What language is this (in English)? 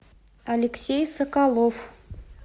Russian